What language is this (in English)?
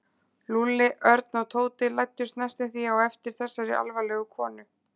Icelandic